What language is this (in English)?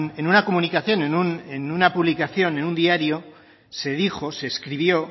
Spanish